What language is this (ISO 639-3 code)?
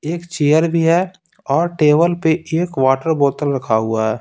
hin